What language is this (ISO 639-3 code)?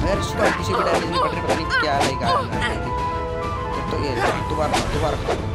hin